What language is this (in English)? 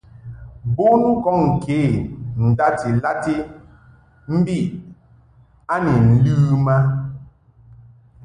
Mungaka